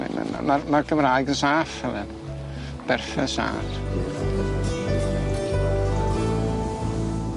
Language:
Welsh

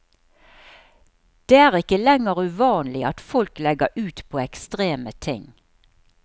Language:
Norwegian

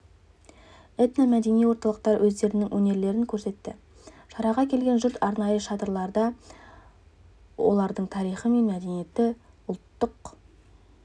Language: Kazakh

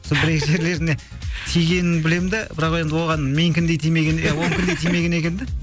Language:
Kazakh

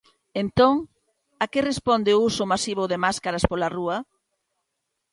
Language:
Galician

